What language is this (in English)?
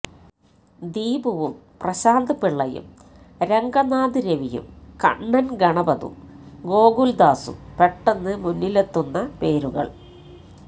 Malayalam